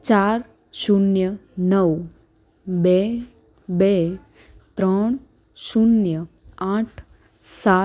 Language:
Gujarati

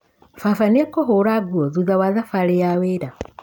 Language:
Kikuyu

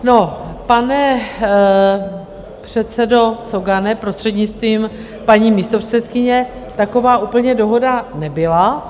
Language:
Czech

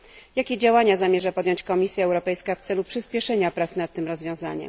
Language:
Polish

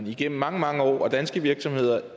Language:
Danish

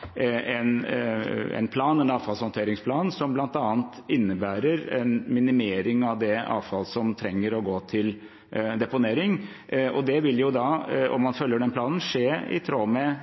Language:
Norwegian Bokmål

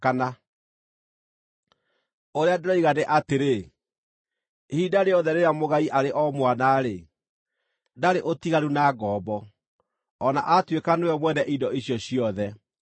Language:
Kikuyu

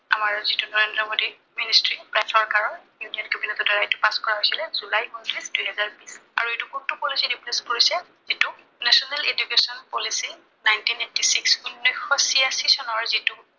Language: Assamese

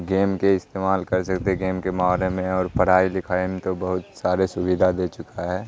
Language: Urdu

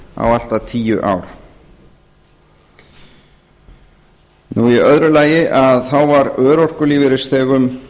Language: Icelandic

